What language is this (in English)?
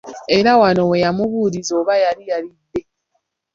Ganda